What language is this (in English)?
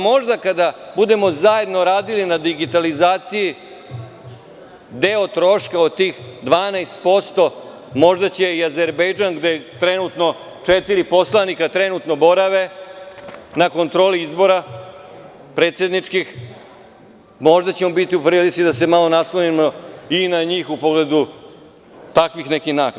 Serbian